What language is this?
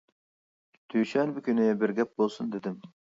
Uyghur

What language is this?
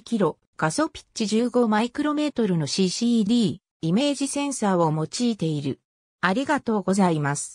Japanese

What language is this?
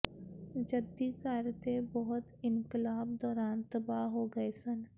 Punjabi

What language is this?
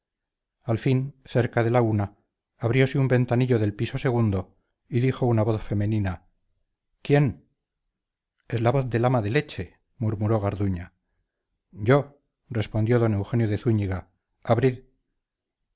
Spanish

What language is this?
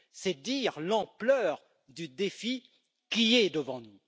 French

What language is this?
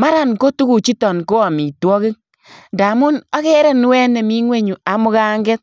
Kalenjin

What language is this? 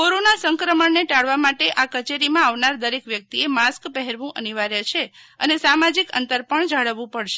Gujarati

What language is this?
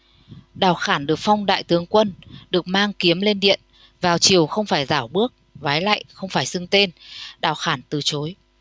Vietnamese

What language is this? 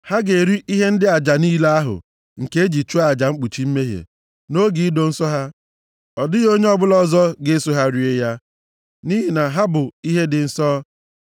Igbo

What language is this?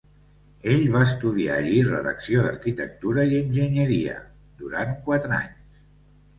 Catalan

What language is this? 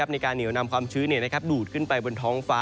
Thai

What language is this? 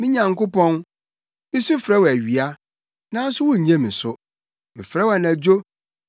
Akan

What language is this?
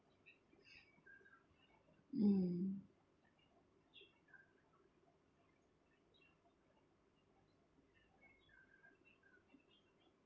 English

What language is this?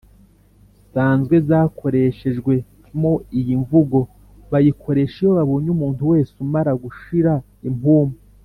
Kinyarwanda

